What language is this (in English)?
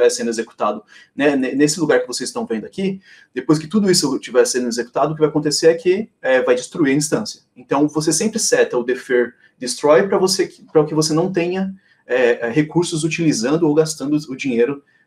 Portuguese